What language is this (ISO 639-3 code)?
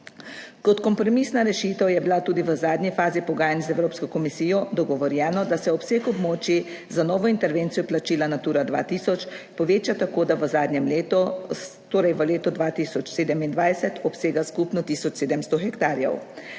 slv